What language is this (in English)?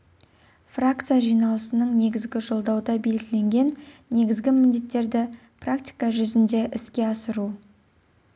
Kazakh